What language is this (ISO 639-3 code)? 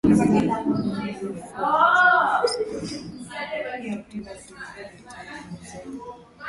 swa